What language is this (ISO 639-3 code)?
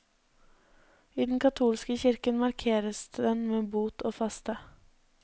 nor